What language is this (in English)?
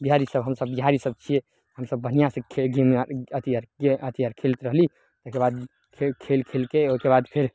Maithili